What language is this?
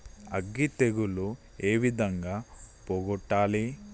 Telugu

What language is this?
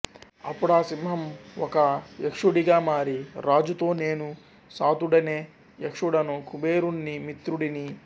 Telugu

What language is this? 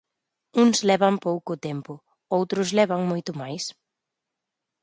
Galician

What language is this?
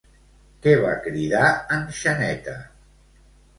Catalan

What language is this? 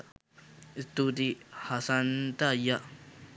Sinhala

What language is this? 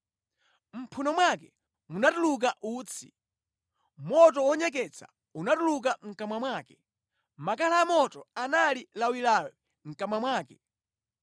Nyanja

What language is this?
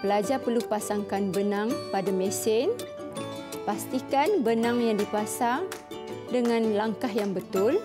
Malay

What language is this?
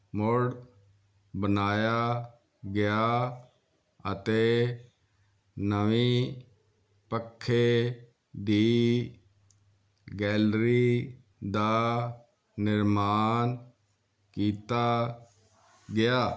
Punjabi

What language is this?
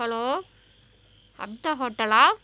Tamil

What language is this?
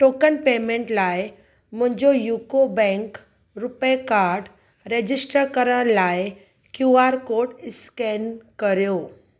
Sindhi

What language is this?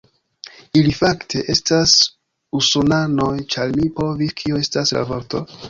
Esperanto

